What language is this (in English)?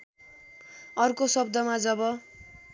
Nepali